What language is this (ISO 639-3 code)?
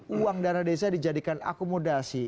ind